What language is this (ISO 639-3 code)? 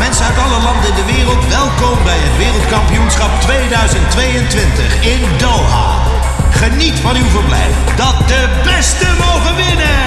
nld